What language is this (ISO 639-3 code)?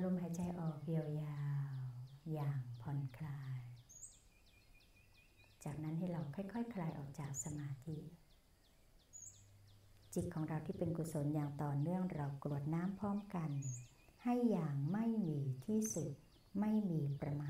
tha